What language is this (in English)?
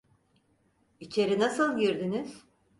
Turkish